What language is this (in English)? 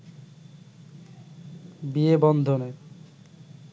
Bangla